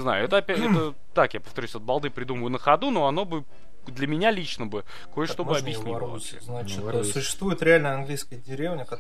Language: Russian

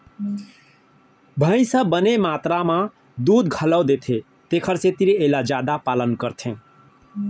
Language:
Chhattisgarhi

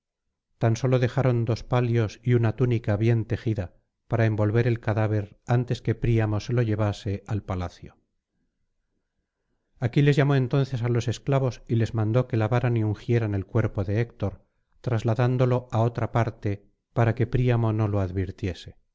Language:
Spanish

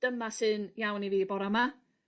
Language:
Welsh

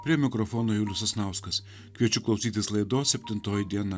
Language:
Lithuanian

